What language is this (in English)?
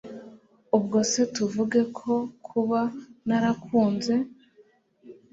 Kinyarwanda